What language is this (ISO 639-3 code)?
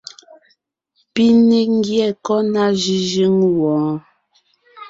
nnh